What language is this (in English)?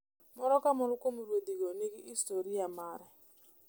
Luo (Kenya and Tanzania)